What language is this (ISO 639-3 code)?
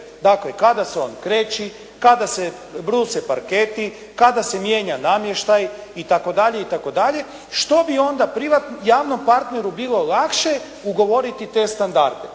hrv